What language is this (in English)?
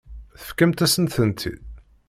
Kabyle